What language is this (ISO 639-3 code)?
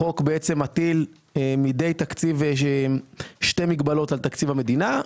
heb